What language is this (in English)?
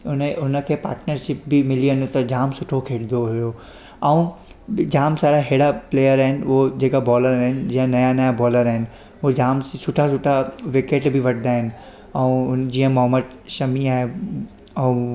Sindhi